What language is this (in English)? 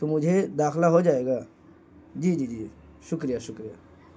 Urdu